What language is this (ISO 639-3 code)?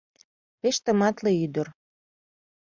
chm